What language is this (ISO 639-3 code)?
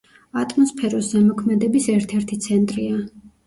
kat